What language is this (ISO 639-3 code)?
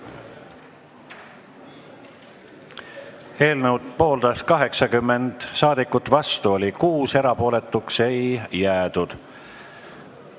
est